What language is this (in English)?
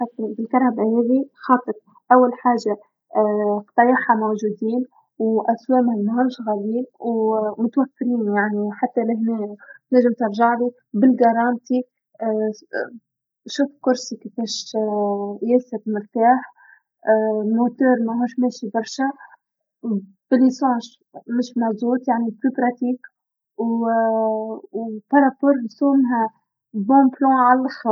Tunisian Arabic